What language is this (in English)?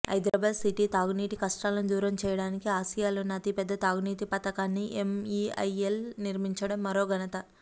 Telugu